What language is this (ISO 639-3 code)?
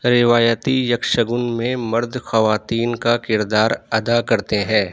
urd